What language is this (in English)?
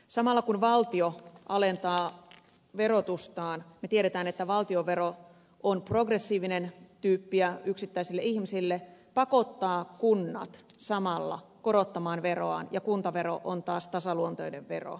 Finnish